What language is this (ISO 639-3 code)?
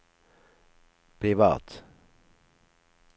nor